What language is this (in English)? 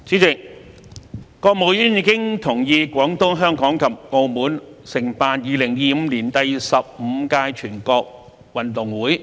Cantonese